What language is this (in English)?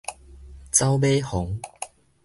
Min Nan Chinese